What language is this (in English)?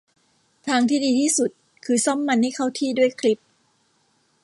Thai